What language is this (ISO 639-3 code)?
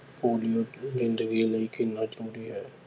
pan